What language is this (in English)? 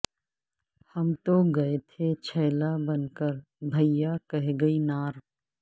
Urdu